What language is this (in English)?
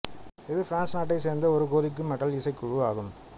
Tamil